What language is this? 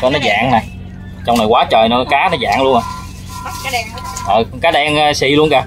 Vietnamese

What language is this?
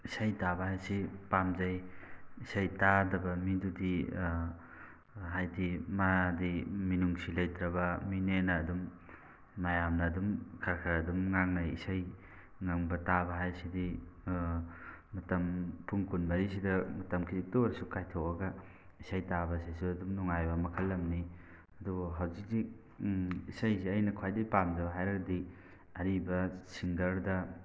Manipuri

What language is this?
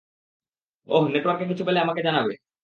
Bangla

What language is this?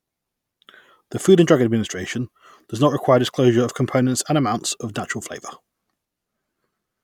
English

